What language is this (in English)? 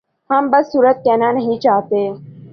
Urdu